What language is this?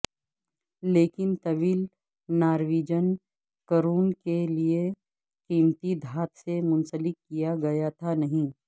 Urdu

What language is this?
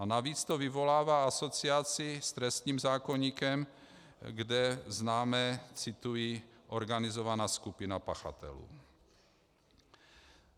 Czech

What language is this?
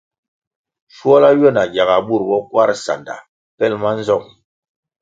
Kwasio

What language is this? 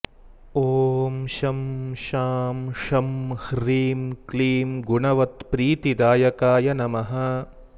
Sanskrit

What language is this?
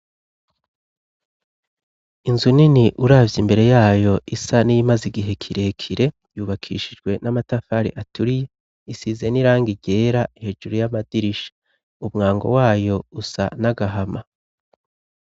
Rundi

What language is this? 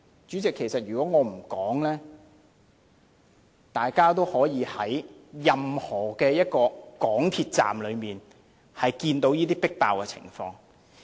Cantonese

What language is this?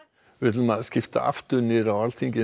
Icelandic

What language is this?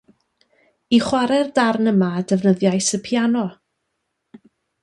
Welsh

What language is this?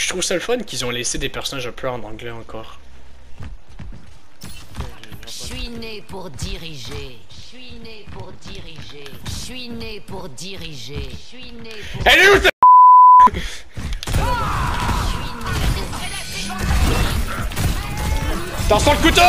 French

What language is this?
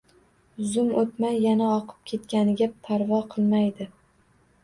Uzbek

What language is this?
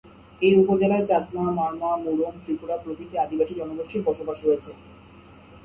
Bangla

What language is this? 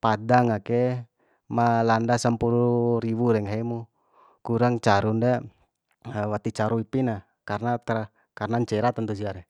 Bima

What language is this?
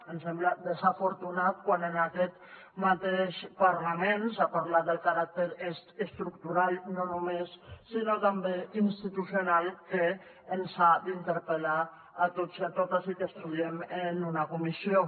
Catalan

